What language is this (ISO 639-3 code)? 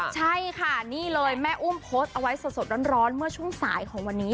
tha